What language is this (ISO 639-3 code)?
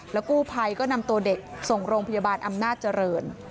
tha